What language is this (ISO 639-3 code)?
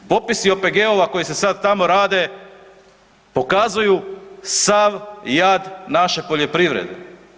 hrv